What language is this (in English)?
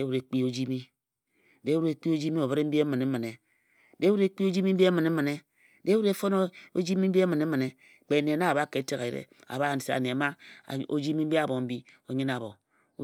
Ejagham